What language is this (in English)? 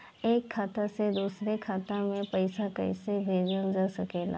Bhojpuri